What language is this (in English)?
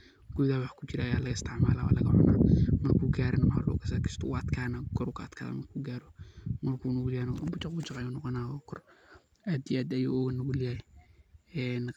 Somali